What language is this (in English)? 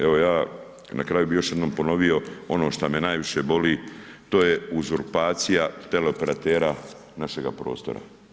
Croatian